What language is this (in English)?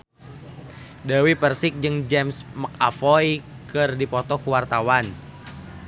Sundanese